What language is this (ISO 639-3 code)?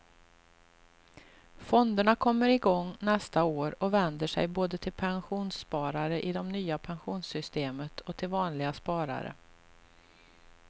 swe